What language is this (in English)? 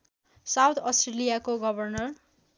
Nepali